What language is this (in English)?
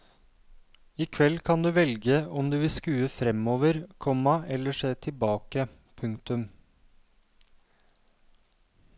Norwegian